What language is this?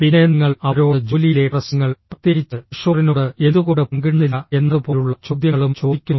Malayalam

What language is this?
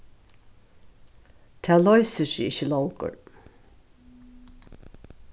Faroese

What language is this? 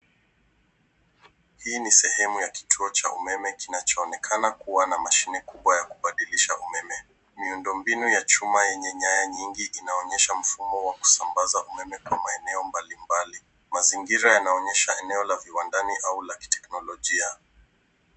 Swahili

